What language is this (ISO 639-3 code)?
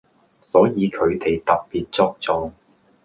yue